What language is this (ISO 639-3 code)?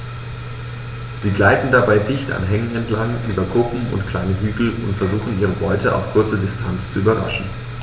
deu